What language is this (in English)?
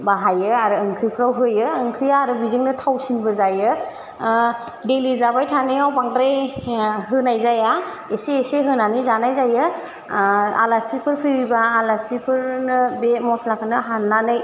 Bodo